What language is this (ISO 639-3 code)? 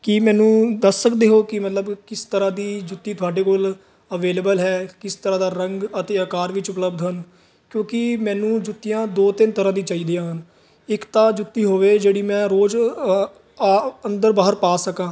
pan